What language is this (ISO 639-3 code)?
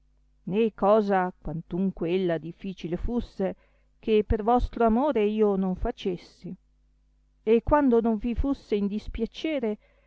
ita